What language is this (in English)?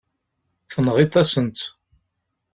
Kabyle